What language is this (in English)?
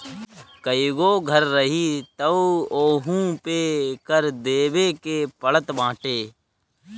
Bhojpuri